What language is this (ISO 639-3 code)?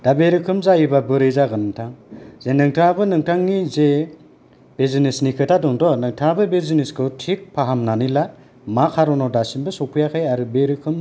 brx